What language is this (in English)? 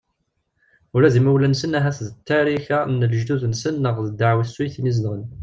Kabyle